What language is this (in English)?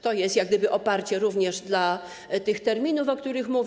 Polish